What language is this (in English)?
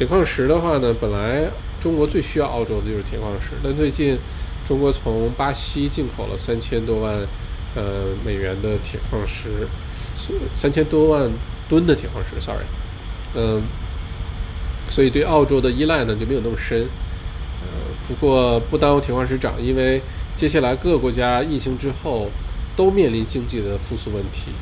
Chinese